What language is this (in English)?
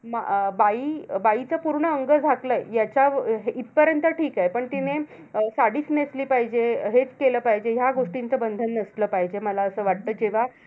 Marathi